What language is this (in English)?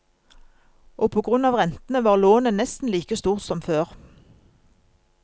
Norwegian